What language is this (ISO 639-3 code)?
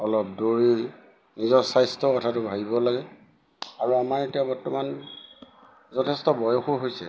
asm